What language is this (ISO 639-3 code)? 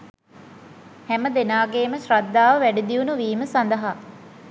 sin